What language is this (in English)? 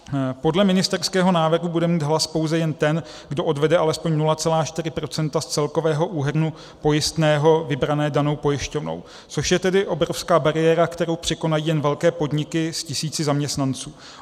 Czech